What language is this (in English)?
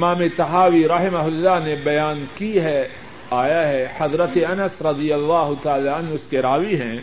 Urdu